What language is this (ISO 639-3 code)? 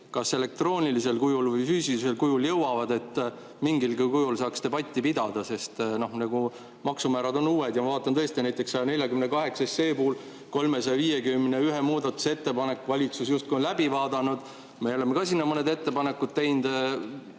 est